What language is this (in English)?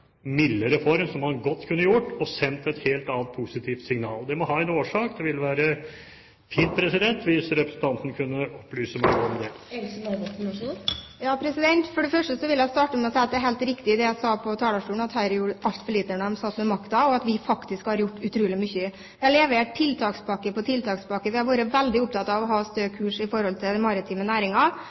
Norwegian Bokmål